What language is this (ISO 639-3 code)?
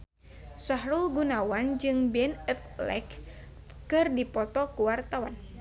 sun